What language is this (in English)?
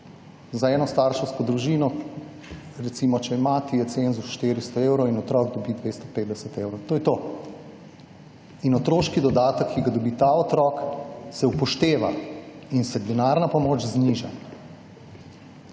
Slovenian